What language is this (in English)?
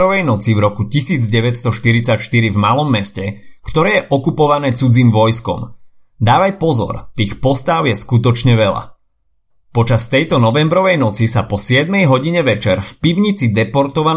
Slovak